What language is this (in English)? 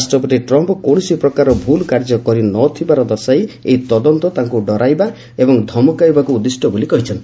Odia